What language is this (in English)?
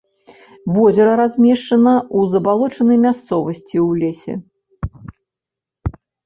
Belarusian